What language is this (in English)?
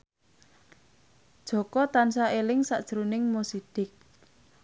Javanese